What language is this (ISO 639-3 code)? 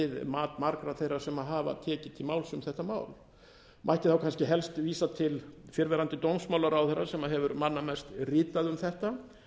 isl